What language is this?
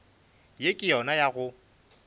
Northern Sotho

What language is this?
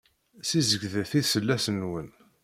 Kabyle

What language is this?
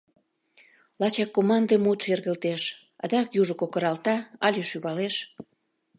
Mari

